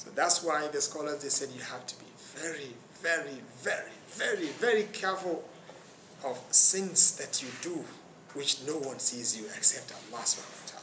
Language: English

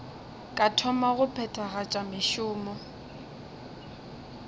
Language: Northern Sotho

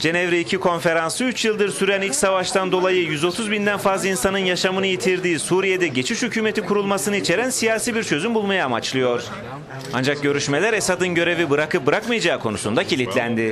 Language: Turkish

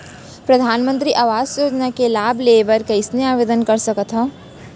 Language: Chhattisgarhi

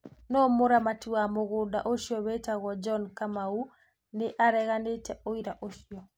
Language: Kikuyu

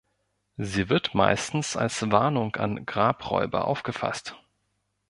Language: German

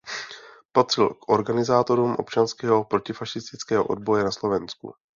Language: Czech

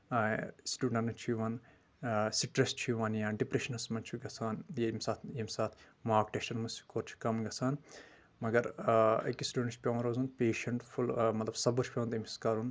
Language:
Kashmiri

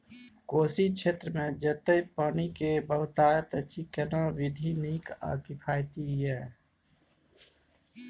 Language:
Maithili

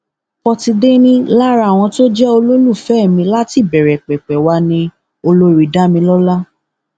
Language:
Yoruba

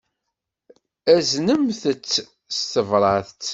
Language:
Kabyle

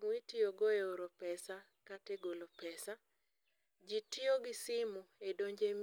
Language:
Luo (Kenya and Tanzania)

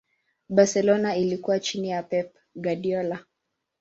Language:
Swahili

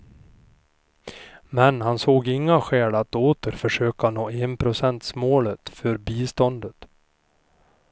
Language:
Swedish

